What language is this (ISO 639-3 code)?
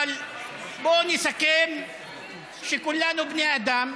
heb